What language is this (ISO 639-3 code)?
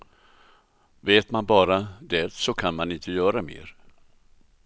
swe